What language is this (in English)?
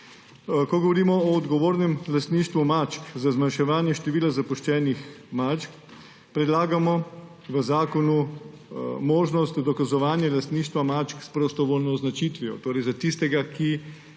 Slovenian